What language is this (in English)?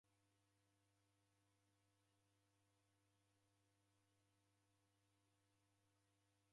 Taita